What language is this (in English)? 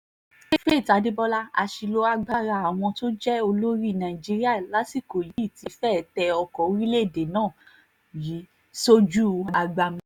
Yoruba